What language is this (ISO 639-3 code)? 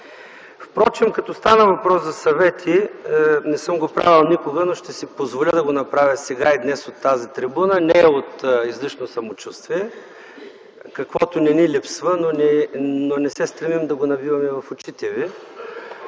bul